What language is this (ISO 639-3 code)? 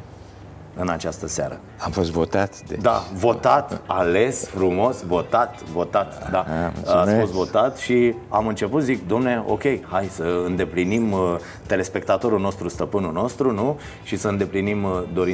ron